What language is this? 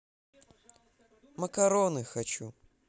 Russian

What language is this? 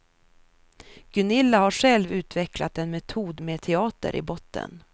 Swedish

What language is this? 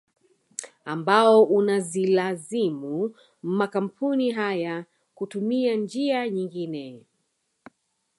Swahili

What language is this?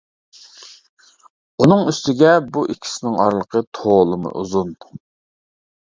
Uyghur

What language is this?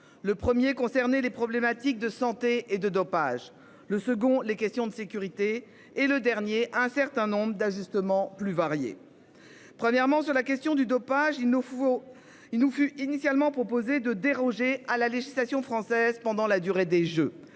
French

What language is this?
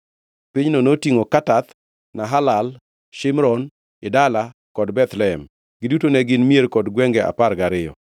Luo (Kenya and Tanzania)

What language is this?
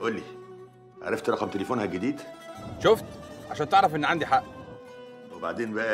Arabic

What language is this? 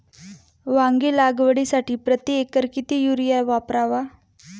Marathi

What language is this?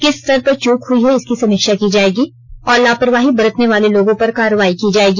Hindi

